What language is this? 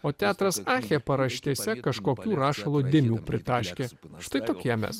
Lithuanian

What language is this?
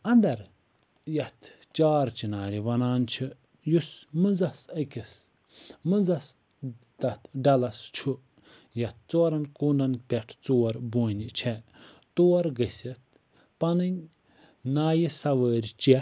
Kashmiri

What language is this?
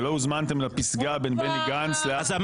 Hebrew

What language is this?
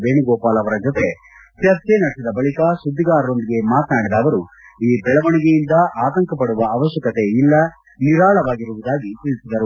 Kannada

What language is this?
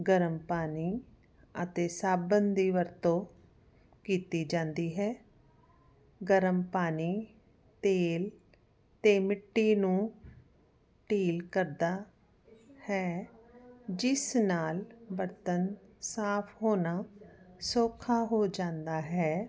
Punjabi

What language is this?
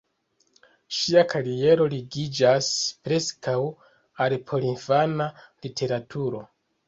Esperanto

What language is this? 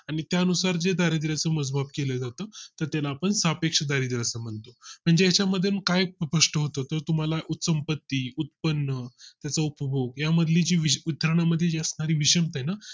Marathi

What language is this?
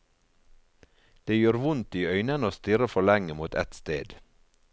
Norwegian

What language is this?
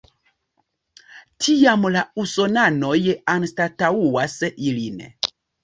Esperanto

